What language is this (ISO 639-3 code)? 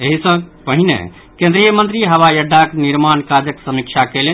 mai